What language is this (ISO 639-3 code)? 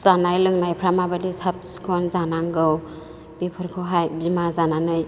brx